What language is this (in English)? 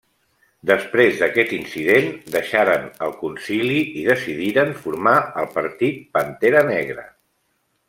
Catalan